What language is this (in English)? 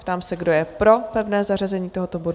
Czech